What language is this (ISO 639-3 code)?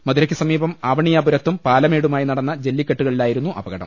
mal